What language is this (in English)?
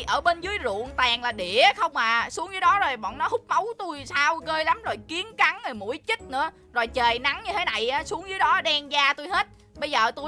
Vietnamese